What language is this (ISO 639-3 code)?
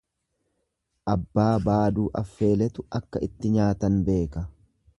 orm